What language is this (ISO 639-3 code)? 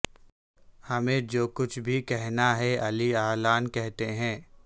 urd